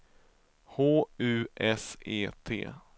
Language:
Swedish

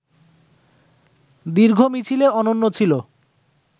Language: Bangla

